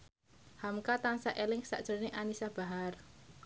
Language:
Javanese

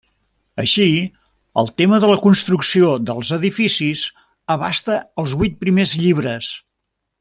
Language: Catalan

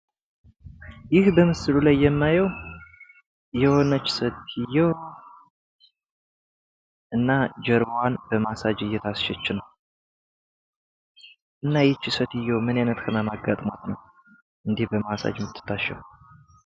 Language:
Amharic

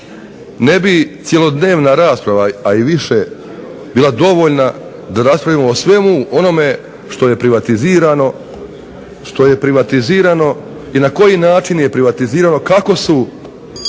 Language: Croatian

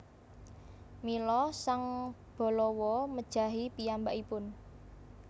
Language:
Javanese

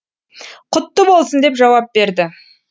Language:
Kazakh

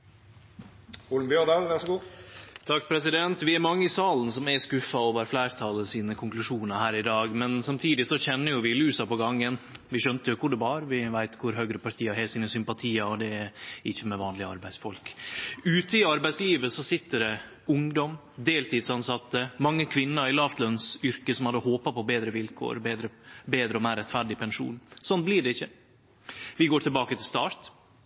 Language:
Norwegian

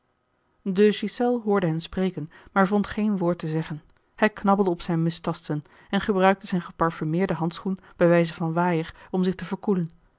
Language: Dutch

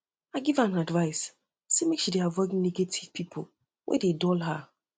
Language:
Nigerian Pidgin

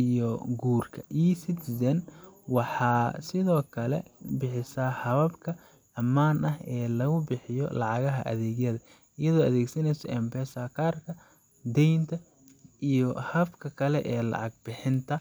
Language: Somali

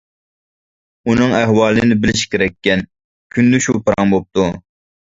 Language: Uyghur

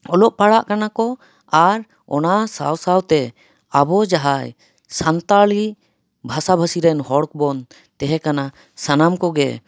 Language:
Santali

